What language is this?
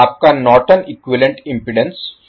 Hindi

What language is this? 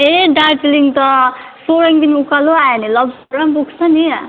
Nepali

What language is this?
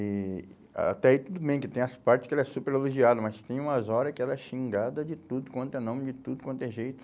Portuguese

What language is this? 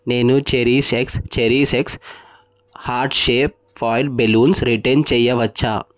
Telugu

